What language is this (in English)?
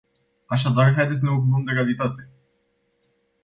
Romanian